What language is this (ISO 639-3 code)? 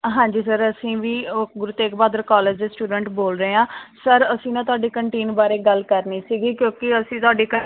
pan